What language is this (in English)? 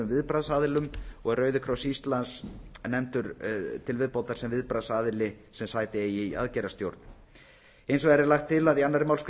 Icelandic